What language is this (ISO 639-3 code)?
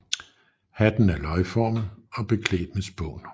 dan